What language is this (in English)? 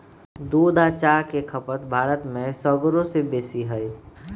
Magahi